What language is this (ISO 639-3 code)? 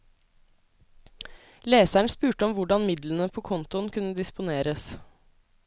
nor